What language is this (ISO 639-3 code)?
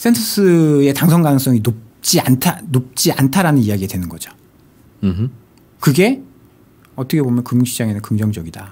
kor